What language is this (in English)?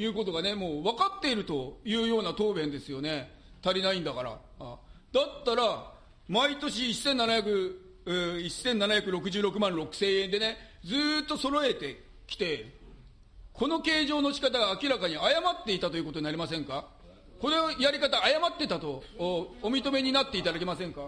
Japanese